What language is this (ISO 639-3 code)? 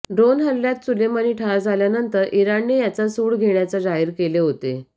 mar